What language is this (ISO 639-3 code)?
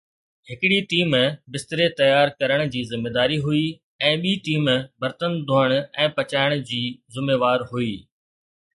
snd